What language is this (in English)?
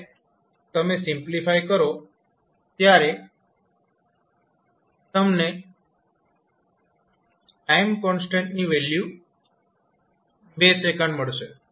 Gujarati